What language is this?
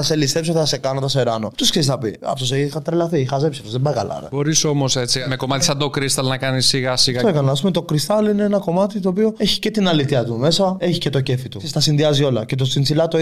Greek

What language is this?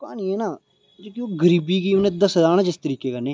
Dogri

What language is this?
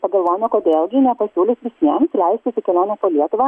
Lithuanian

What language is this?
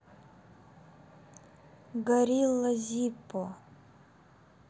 Russian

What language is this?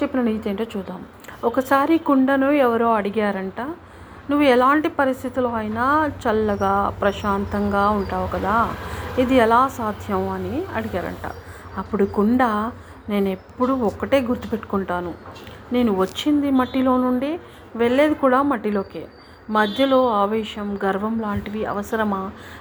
Telugu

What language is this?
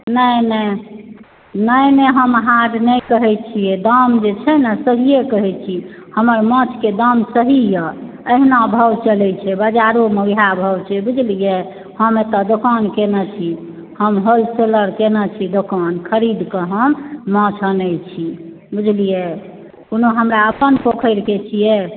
Maithili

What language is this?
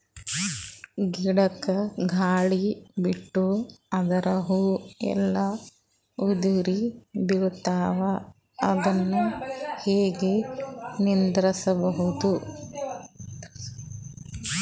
Kannada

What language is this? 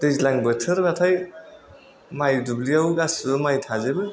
Bodo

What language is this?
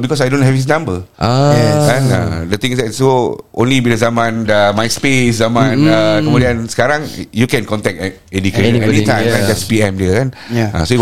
Malay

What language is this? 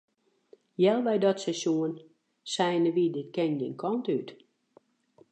Western Frisian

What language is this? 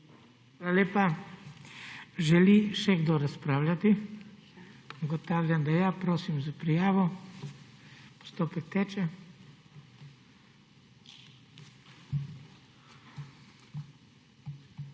Slovenian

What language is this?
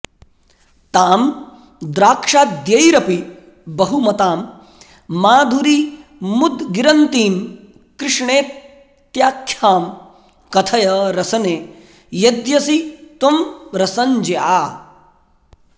Sanskrit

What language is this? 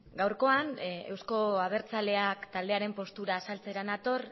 Basque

